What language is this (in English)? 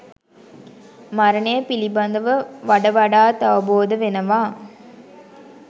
Sinhala